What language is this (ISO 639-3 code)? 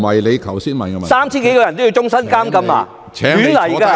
yue